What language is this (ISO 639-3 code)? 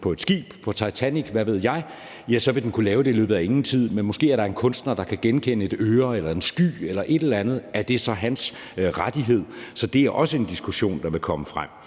dan